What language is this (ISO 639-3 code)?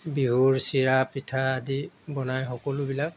asm